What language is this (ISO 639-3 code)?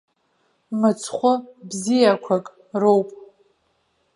abk